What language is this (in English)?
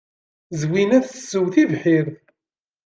Kabyle